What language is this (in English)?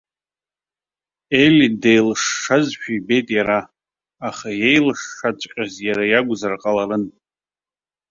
Abkhazian